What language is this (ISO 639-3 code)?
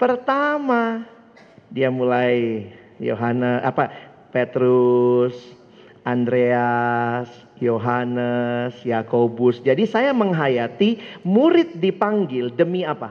ind